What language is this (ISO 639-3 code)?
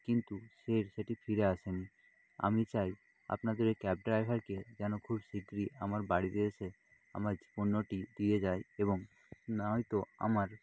ben